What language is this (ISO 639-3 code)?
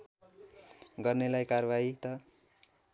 nep